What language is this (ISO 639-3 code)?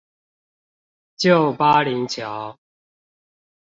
zho